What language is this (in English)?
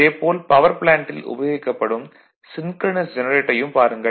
Tamil